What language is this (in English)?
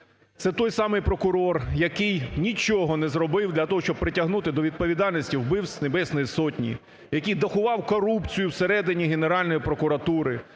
Ukrainian